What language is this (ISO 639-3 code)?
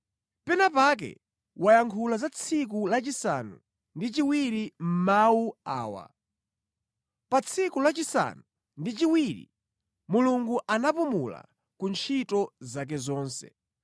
nya